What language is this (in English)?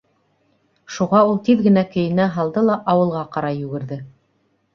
Bashkir